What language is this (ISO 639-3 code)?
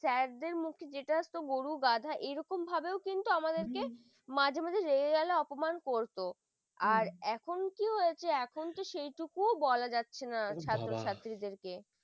ben